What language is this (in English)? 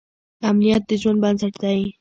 Pashto